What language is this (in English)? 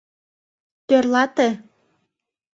Mari